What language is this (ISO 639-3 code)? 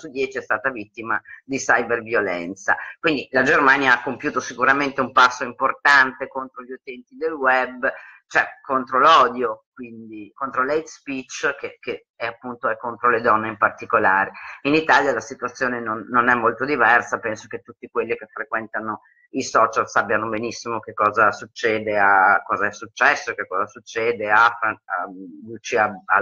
ita